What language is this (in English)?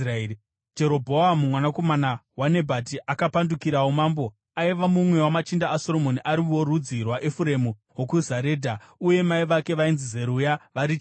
Shona